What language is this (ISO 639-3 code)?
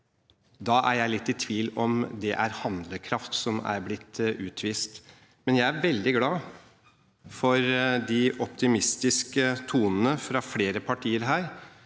nor